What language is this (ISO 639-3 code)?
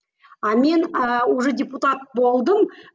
kaz